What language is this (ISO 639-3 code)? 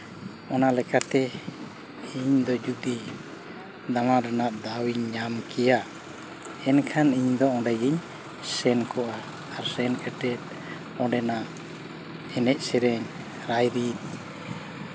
sat